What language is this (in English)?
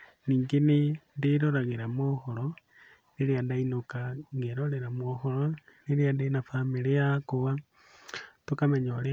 Kikuyu